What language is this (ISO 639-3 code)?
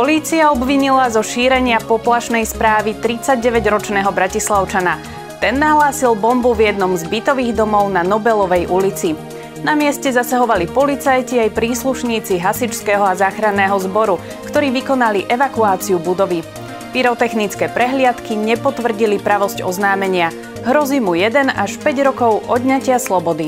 slk